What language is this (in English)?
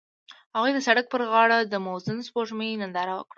Pashto